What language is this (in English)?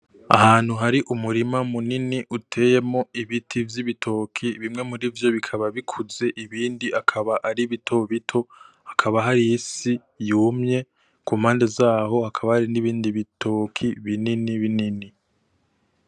Rundi